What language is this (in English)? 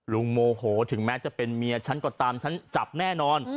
Thai